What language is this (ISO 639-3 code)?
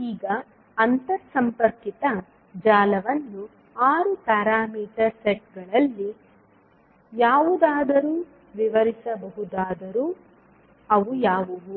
kan